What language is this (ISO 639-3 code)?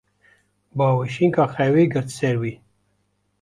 kur